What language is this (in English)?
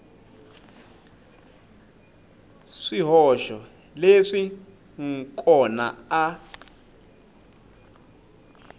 Tsonga